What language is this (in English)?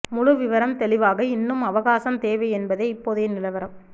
Tamil